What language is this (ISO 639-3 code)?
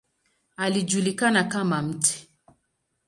swa